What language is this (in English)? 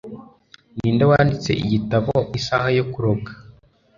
Kinyarwanda